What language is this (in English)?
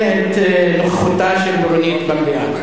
Hebrew